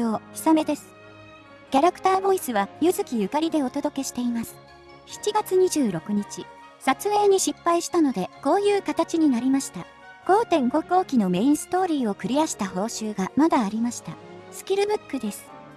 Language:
Japanese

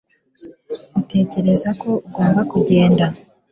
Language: Kinyarwanda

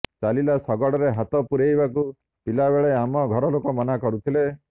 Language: Odia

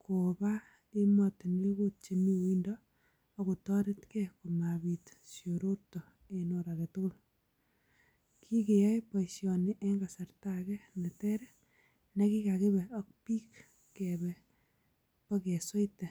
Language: Kalenjin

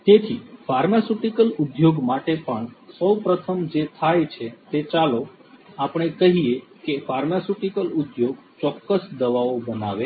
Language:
Gujarati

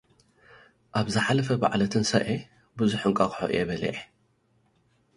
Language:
Tigrinya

